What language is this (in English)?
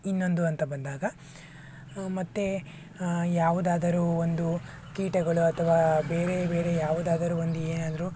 Kannada